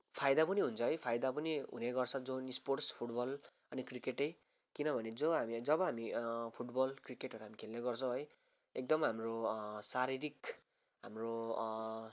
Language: Nepali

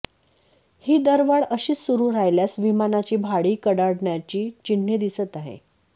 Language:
Marathi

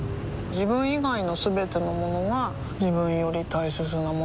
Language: Japanese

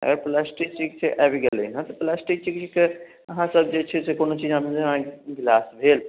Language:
Maithili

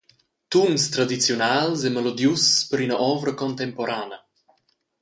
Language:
Romansh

